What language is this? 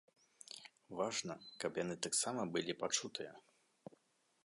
Belarusian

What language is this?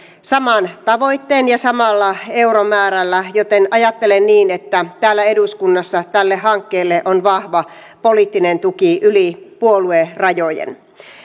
Finnish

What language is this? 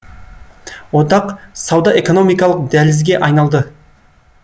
Kazakh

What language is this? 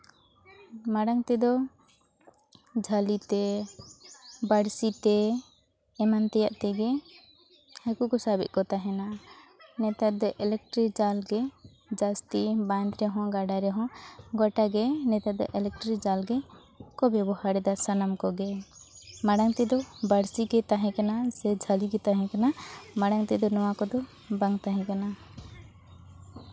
Santali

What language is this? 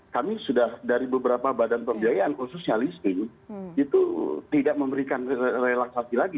Indonesian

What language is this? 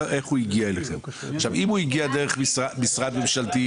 Hebrew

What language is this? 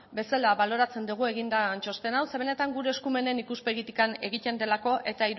Basque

